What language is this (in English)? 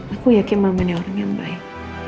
Indonesian